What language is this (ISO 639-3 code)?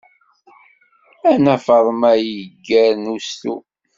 kab